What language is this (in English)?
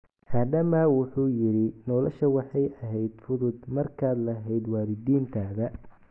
Somali